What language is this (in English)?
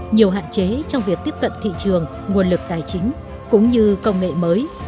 Vietnamese